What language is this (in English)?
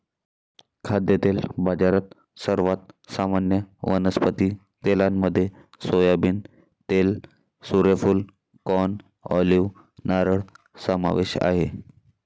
Marathi